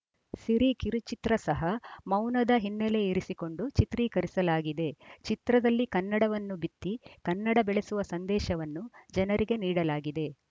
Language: Kannada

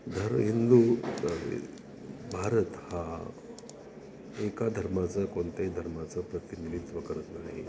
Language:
Marathi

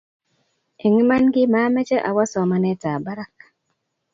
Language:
Kalenjin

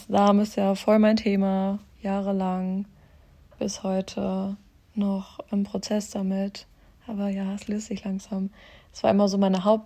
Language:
German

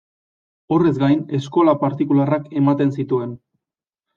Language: Basque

